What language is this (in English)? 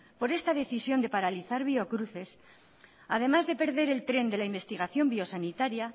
Spanish